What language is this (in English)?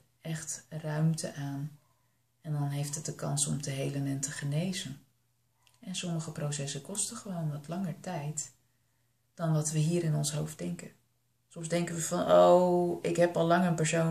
Dutch